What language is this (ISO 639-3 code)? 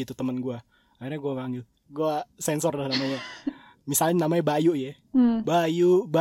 ind